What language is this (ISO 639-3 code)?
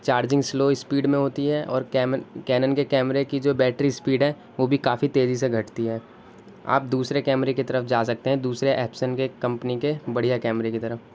urd